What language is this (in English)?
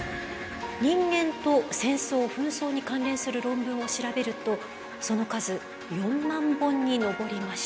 Japanese